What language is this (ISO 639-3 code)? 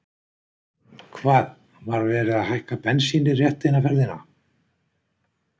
isl